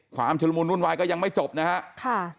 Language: Thai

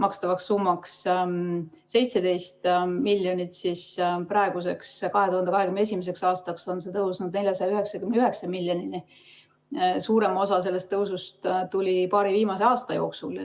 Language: Estonian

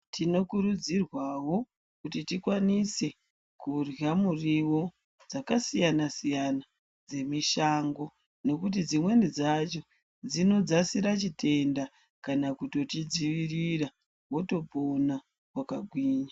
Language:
Ndau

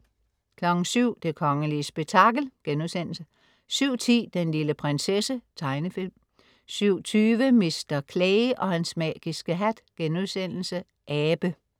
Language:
Danish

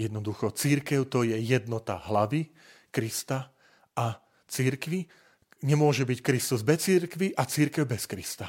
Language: Slovak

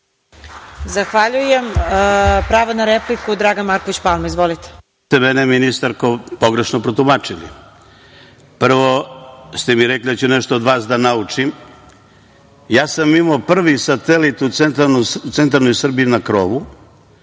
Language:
Serbian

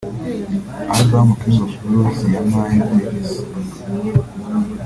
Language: Kinyarwanda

